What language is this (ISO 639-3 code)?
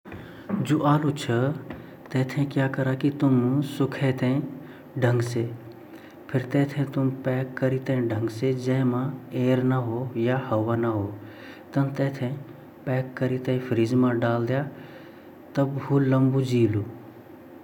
gbm